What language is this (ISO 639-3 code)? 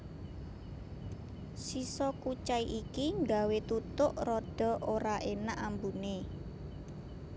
jav